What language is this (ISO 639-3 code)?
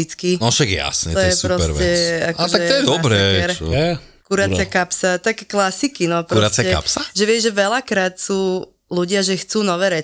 slk